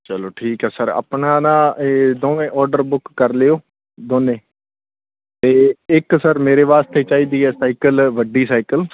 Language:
Punjabi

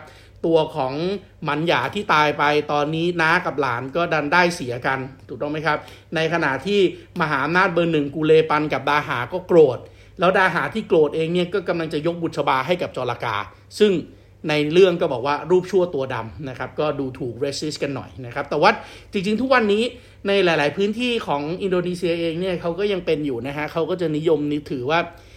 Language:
Thai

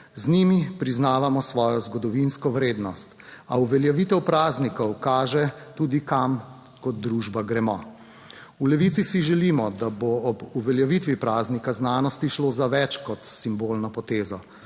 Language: Slovenian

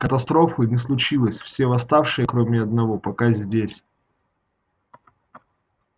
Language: Russian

